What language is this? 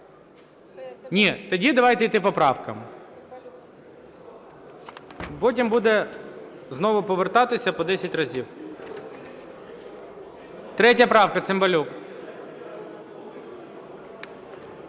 Ukrainian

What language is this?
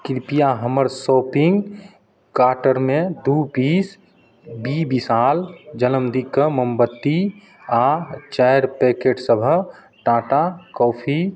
Maithili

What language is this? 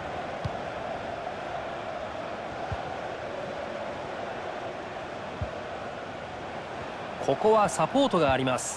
Japanese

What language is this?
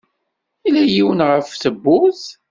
Kabyle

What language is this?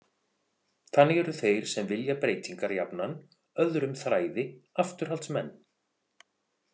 Icelandic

